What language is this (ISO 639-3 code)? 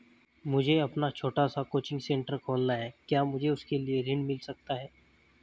hin